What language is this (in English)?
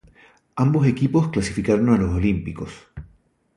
Spanish